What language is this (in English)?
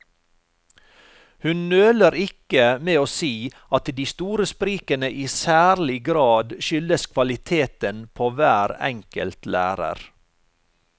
Norwegian